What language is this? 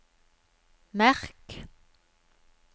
Norwegian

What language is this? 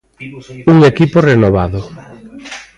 Galician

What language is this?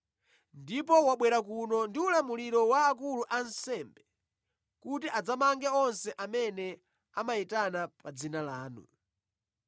Nyanja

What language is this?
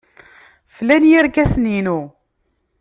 Kabyle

